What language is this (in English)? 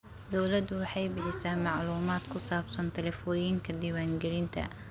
Somali